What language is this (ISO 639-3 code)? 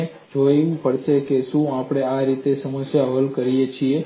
guj